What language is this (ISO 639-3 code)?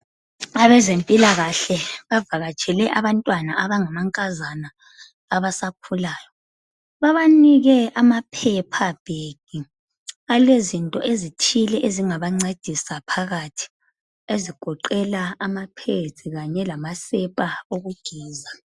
nde